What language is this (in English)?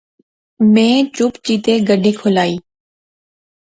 Pahari-Potwari